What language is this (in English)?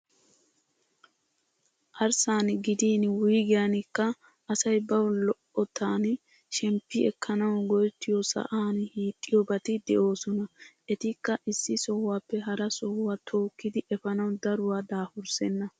Wolaytta